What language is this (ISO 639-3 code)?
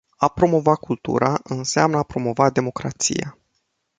ron